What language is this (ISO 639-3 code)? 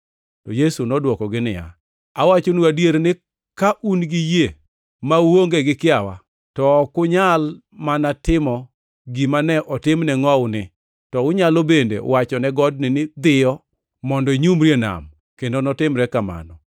luo